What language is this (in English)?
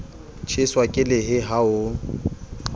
Southern Sotho